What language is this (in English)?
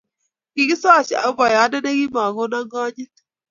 Kalenjin